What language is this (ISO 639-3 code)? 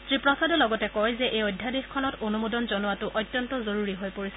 asm